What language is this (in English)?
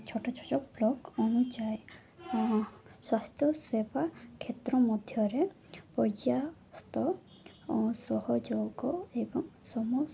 Odia